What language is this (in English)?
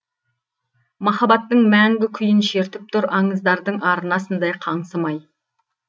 Kazakh